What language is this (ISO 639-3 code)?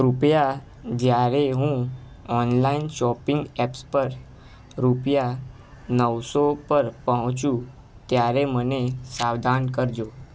guj